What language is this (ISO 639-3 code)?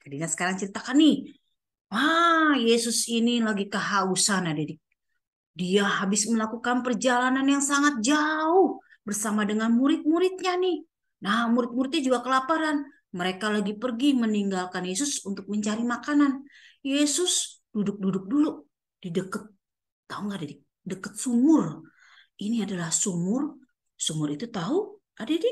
ind